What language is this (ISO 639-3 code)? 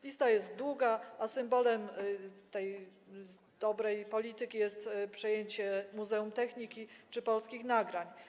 pol